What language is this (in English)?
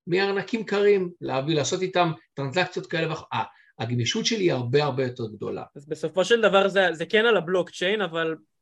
Hebrew